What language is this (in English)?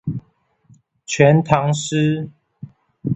Chinese